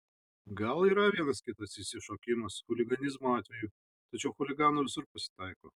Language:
Lithuanian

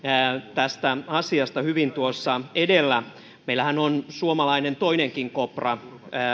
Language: Finnish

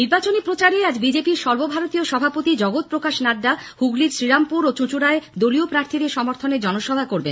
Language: Bangla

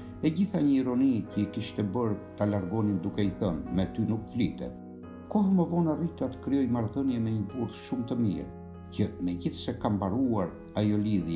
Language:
Romanian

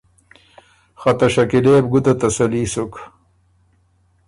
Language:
Ormuri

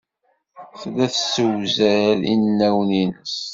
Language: Kabyle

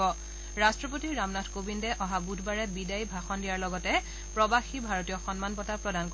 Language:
Assamese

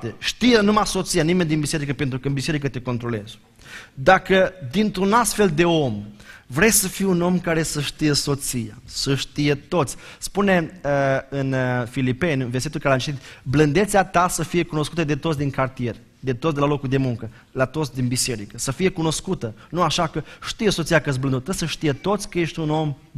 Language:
Romanian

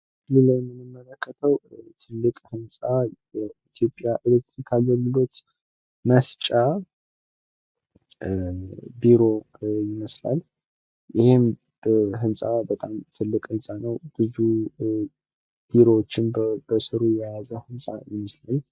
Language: Amharic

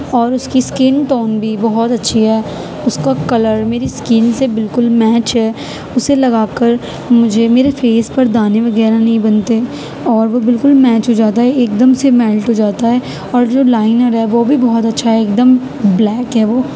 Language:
Urdu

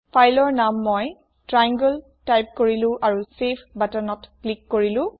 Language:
Assamese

